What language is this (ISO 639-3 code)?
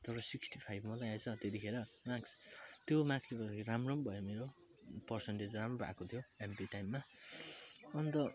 nep